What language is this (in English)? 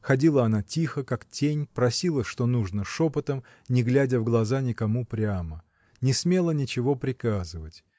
Russian